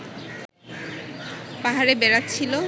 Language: Bangla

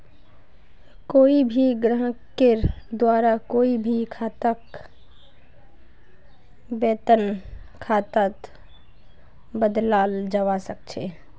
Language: Magahi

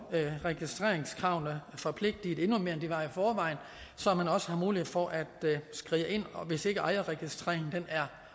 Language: Danish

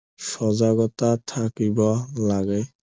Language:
Assamese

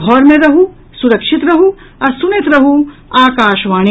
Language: Maithili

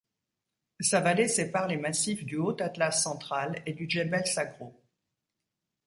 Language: French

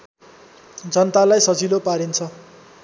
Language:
Nepali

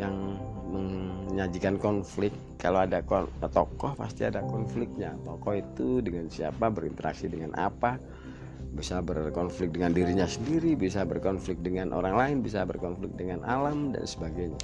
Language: Indonesian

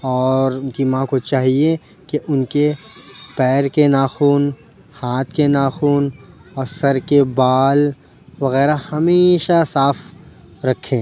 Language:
Urdu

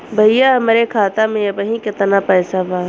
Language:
Bhojpuri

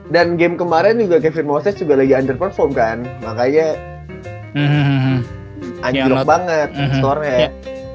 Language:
Indonesian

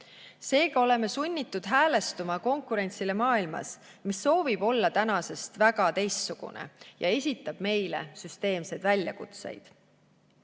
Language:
Estonian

